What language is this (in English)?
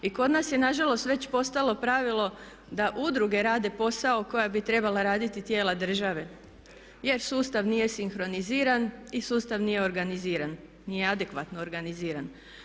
Croatian